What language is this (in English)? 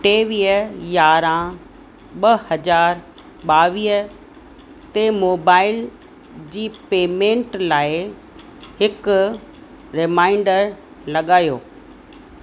Sindhi